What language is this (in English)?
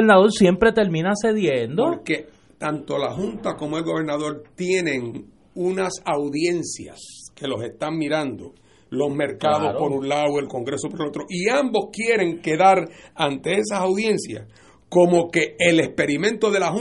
Spanish